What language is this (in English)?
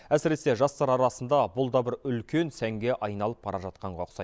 Kazakh